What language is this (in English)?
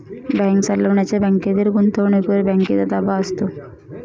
Marathi